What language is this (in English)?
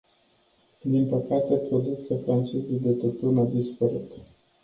Romanian